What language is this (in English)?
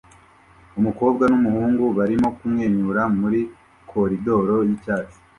Kinyarwanda